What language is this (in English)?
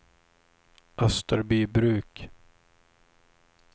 Swedish